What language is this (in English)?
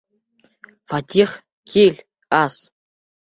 Bashkir